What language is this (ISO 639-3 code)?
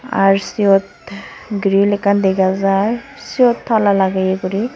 ccp